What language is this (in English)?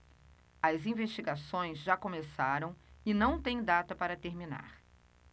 Portuguese